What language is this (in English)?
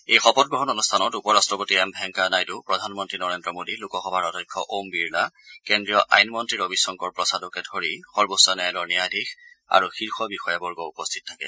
Assamese